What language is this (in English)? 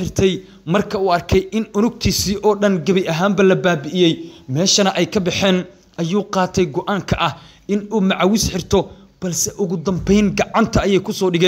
Arabic